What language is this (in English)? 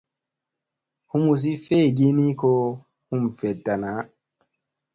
Musey